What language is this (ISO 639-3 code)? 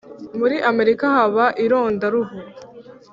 kin